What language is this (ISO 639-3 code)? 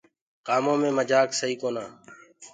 ggg